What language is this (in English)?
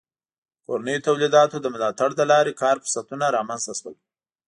Pashto